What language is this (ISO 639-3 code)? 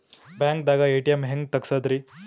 kan